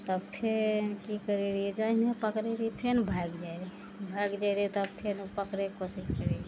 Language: Maithili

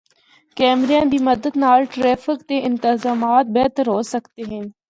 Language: Northern Hindko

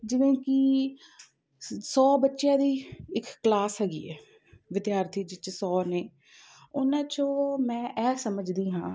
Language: Punjabi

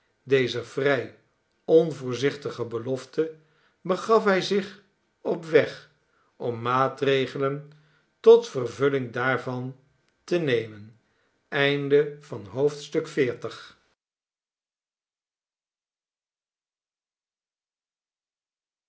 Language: Dutch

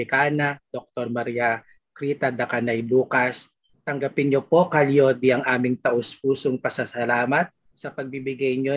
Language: Filipino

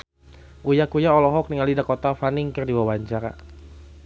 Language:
Sundanese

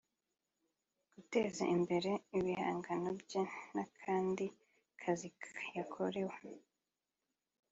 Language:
Kinyarwanda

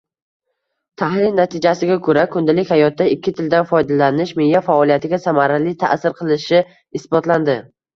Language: Uzbek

